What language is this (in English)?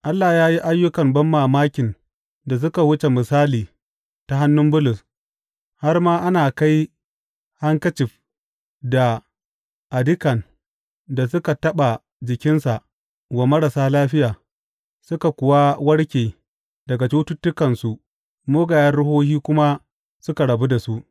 Hausa